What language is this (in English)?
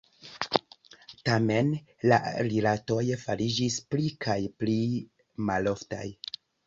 Esperanto